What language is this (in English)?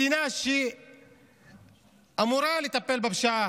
Hebrew